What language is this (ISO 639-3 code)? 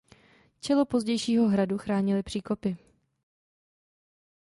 ces